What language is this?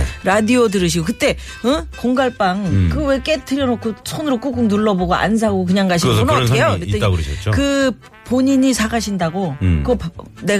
Korean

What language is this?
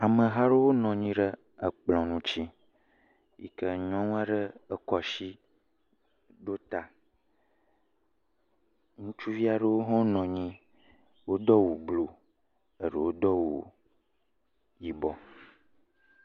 Ewe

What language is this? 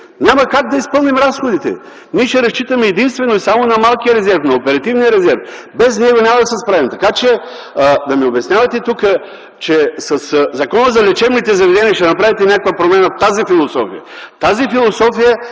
Bulgarian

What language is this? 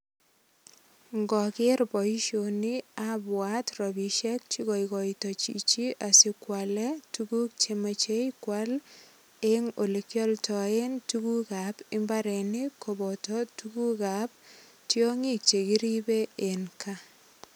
Kalenjin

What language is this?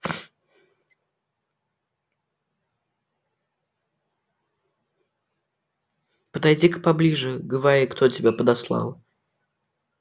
Russian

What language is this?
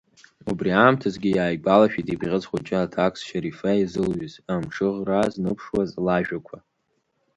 Abkhazian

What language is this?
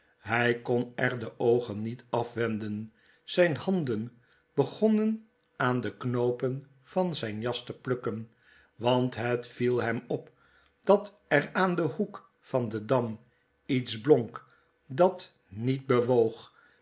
Dutch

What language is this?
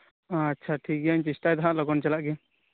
Santali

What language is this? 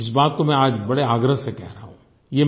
Hindi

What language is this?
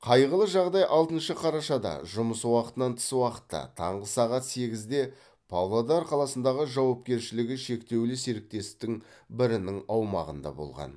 Kazakh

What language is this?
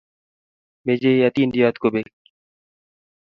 Kalenjin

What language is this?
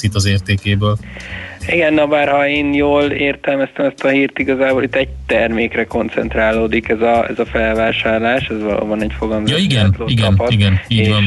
Hungarian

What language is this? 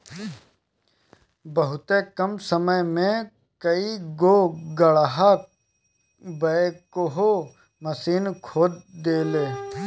Bhojpuri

